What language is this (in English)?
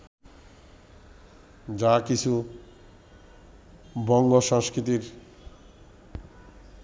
Bangla